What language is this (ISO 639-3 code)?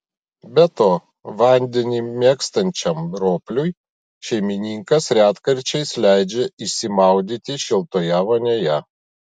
lit